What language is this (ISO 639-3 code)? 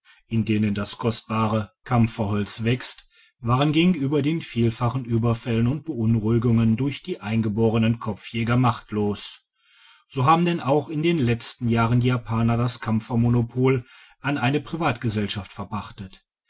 deu